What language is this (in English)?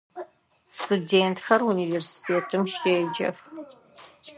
Adyghe